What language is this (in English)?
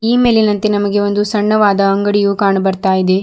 Kannada